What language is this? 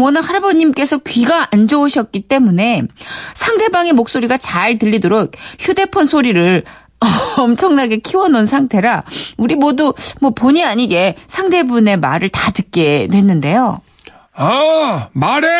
Korean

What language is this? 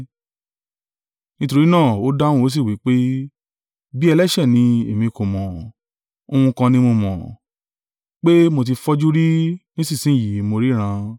Yoruba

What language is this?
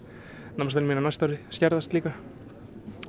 Icelandic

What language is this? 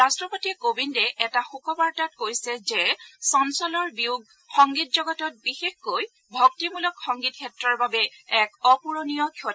Assamese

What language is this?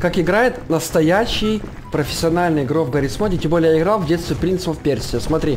Russian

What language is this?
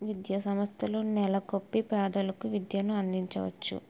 Telugu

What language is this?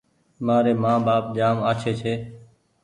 Goaria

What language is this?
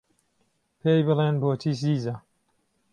Central Kurdish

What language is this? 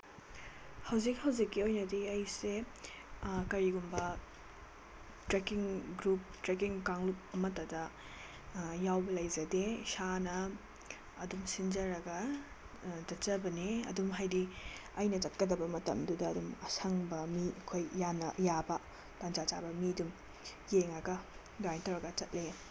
Manipuri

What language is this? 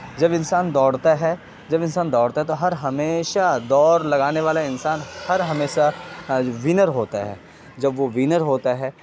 Urdu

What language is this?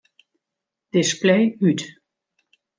Western Frisian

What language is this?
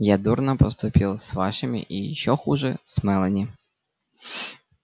Russian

